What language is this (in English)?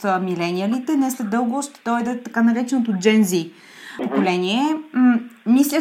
Bulgarian